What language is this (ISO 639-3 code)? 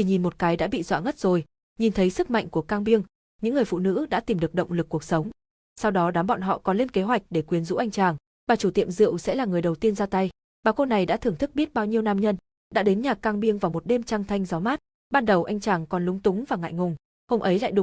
vie